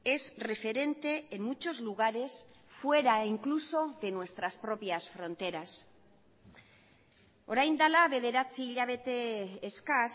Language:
Spanish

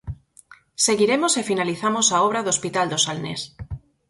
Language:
Galician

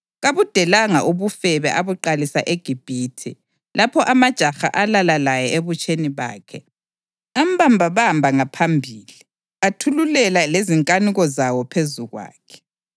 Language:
North Ndebele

